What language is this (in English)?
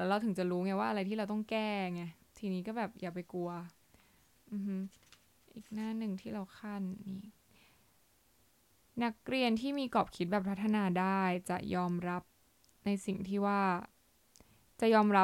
Thai